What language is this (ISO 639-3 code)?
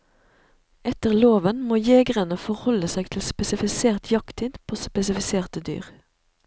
nor